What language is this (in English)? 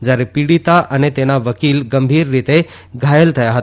Gujarati